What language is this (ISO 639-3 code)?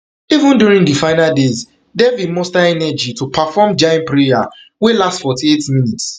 pcm